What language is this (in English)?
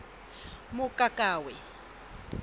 Southern Sotho